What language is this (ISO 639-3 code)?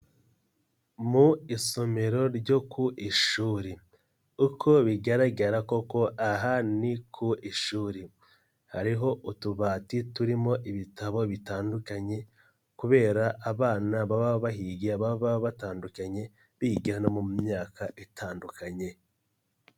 kin